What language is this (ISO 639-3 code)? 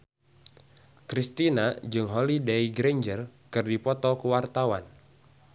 sun